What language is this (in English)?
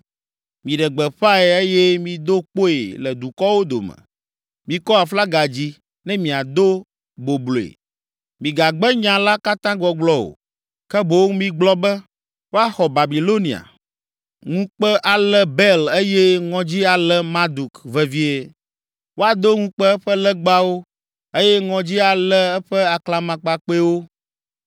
Ewe